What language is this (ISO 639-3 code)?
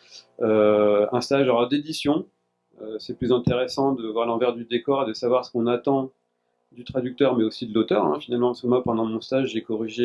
fra